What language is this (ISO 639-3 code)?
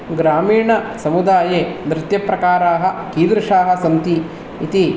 san